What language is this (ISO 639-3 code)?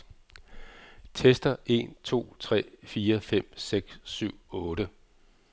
dan